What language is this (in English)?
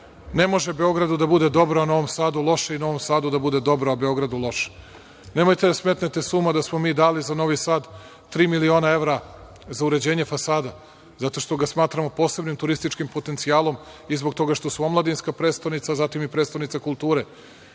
Serbian